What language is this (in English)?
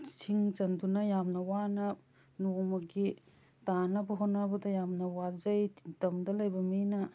Manipuri